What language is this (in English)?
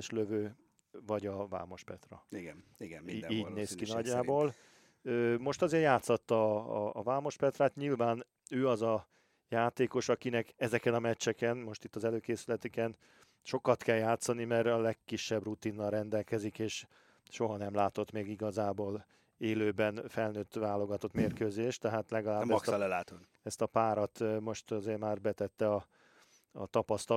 Hungarian